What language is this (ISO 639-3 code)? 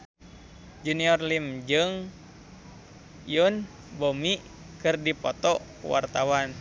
sun